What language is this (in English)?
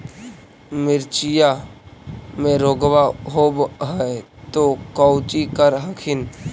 Magahi